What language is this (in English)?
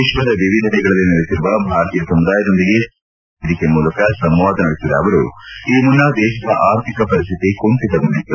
Kannada